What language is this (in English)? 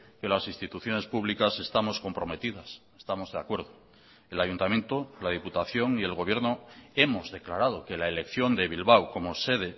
Spanish